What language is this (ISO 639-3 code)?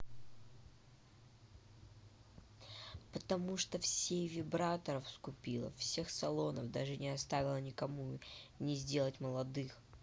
rus